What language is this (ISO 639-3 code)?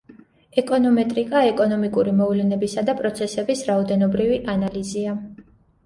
kat